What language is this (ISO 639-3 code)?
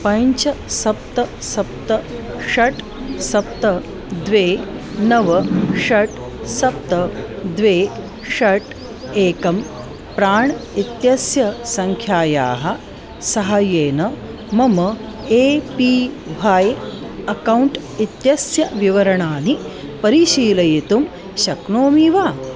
san